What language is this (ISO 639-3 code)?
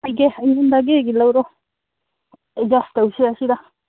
mni